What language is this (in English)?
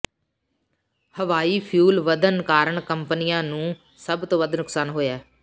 Punjabi